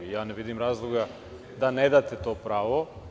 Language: Serbian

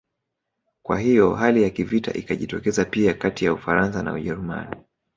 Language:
Swahili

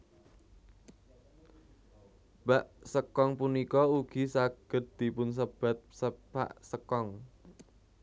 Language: Javanese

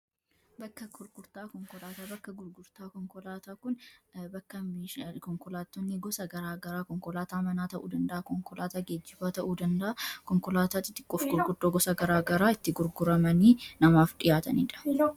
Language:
Oromo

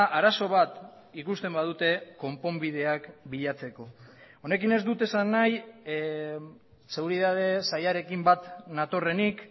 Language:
Basque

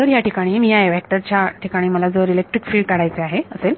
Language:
Marathi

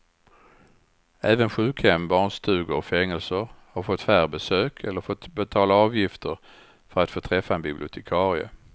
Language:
Swedish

